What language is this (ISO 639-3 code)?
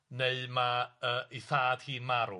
cym